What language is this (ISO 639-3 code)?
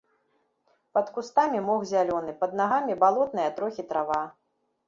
bel